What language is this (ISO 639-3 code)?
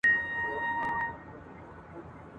pus